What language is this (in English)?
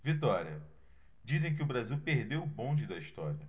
Portuguese